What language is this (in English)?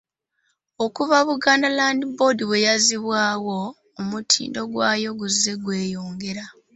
Ganda